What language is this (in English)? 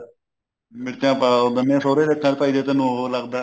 Punjabi